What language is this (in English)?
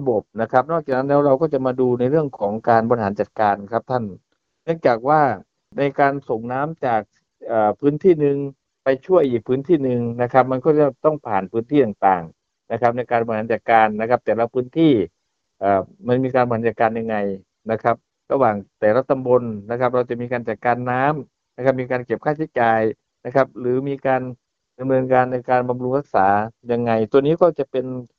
Thai